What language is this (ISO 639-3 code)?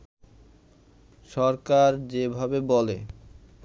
ben